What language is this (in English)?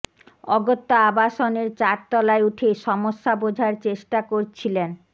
Bangla